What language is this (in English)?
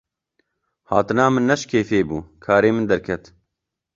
Kurdish